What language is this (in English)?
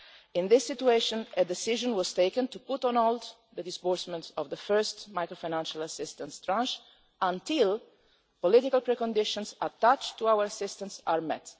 English